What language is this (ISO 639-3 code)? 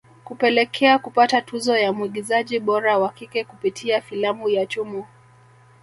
swa